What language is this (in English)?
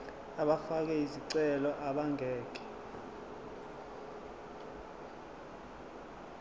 Zulu